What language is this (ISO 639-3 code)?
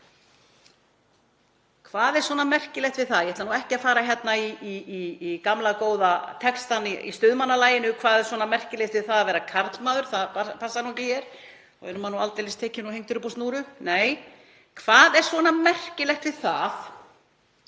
isl